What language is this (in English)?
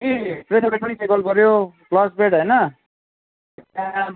Nepali